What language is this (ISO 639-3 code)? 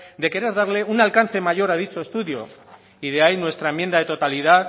spa